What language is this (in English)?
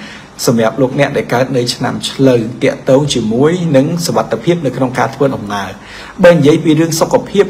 Thai